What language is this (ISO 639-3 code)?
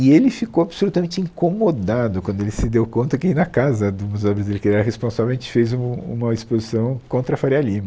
por